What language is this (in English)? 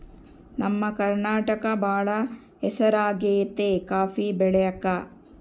Kannada